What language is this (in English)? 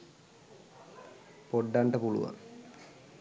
Sinhala